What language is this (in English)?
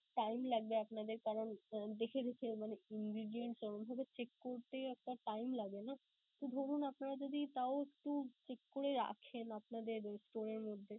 Bangla